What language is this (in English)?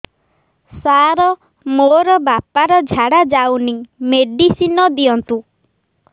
Odia